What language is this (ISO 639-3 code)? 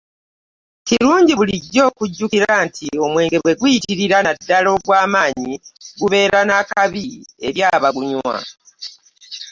lug